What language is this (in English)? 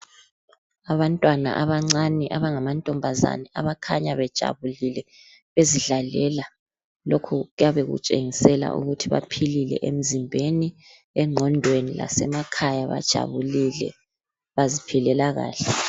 North Ndebele